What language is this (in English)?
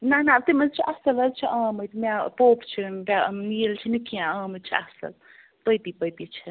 Kashmiri